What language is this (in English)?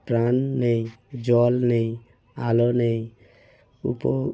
Bangla